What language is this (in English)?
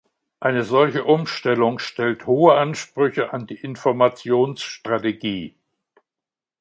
German